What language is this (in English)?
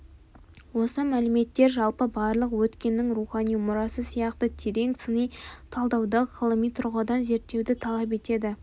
Kazakh